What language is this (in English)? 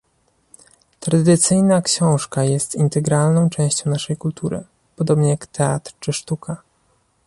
Polish